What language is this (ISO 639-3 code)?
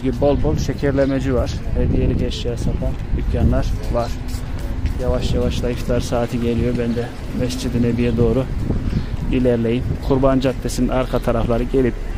tur